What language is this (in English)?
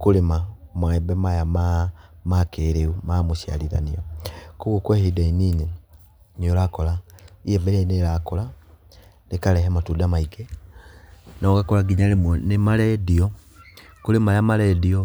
Kikuyu